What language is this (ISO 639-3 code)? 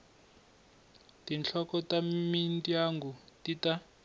tso